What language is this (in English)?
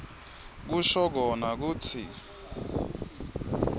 Swati